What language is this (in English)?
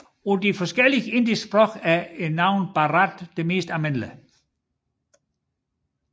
Danish